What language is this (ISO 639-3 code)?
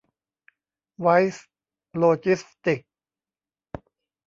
tha